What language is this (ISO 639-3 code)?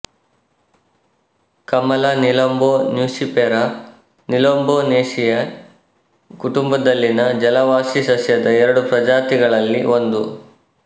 kan